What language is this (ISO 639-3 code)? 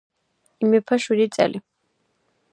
kat